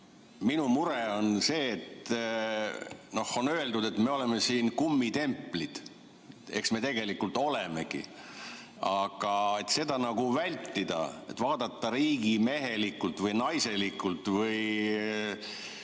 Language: Estonian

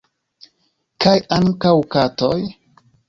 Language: Esperanto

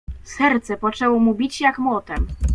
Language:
Polish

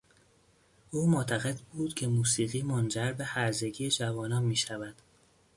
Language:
Persian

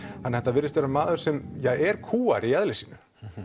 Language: Icelandic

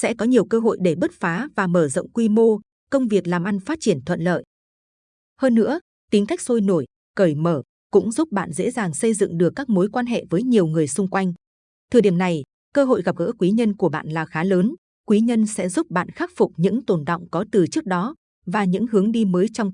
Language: Vietnamese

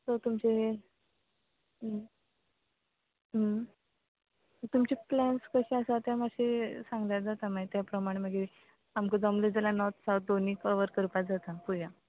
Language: Konkani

